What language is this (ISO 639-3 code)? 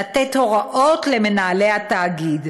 heb